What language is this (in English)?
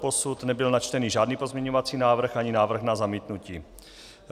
Czech